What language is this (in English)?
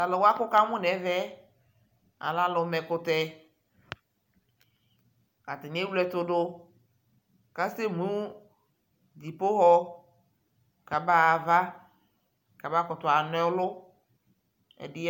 Ikposo